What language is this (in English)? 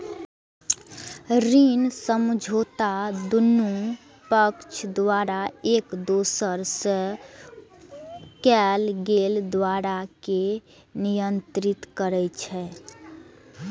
Maithili